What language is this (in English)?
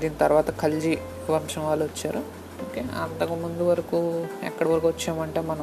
Telugu